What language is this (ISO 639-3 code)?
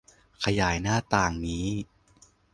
tha